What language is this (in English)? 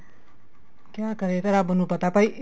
Punjabi